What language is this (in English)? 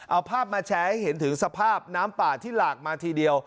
Thai